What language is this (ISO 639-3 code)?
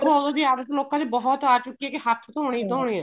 pan